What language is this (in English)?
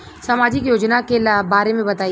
Bhojpuri